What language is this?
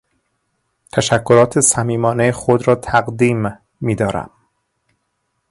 Persian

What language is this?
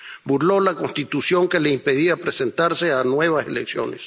Spanish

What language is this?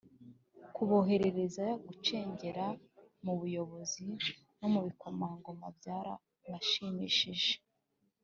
Kinyarwanda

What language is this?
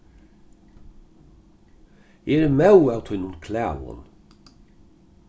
Faroese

